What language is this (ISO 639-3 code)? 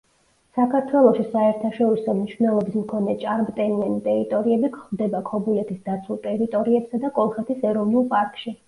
kat